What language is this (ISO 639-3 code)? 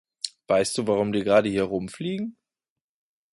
deu